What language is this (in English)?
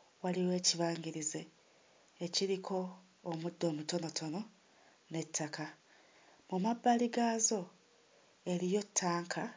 Ganda